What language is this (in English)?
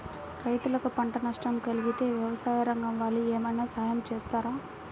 Telugu